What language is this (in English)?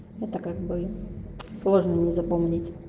Russian